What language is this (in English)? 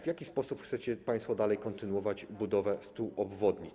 Polish